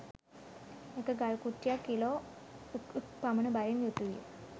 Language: Sinhala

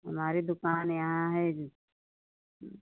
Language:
Hindi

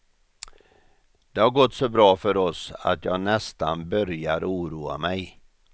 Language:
Swedish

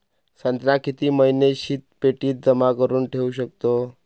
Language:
Marathi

